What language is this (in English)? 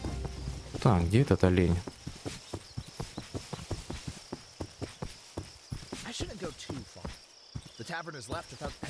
Russian